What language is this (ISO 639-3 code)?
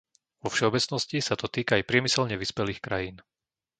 slk